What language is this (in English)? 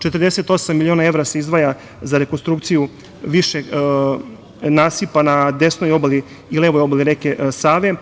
Serbian